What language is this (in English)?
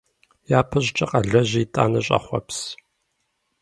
Kabardian